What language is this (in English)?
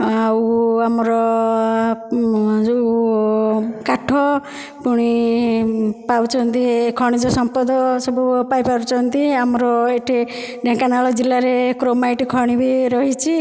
Odia